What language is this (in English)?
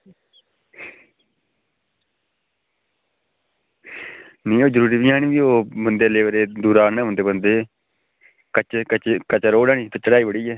Dogri